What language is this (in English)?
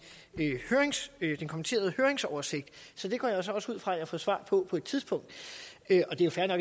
Danish